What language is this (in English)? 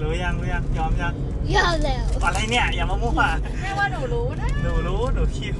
Thai